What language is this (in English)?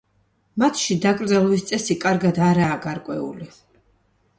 Georgian